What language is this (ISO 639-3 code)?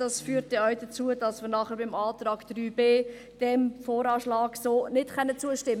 gsw